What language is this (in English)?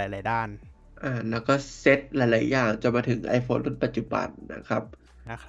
Thai